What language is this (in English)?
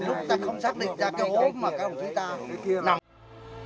Vietnamese